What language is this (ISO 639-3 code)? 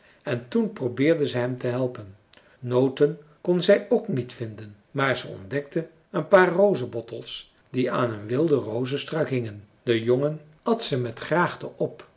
nld